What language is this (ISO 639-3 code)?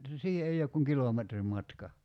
fin